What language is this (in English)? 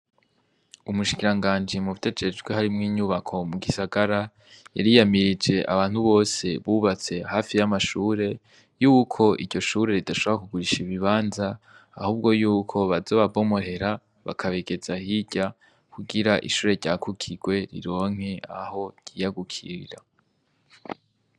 Rundi